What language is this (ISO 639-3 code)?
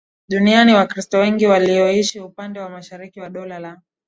swa